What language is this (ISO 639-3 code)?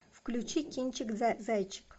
rus